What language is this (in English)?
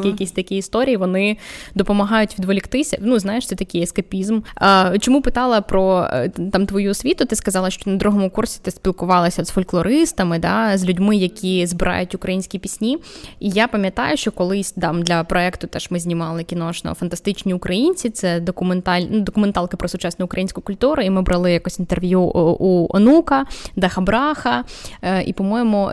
Ukrainian